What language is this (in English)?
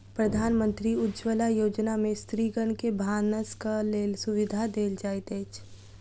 Maithili